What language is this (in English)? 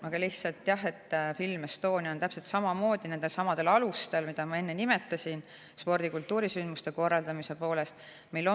Estonian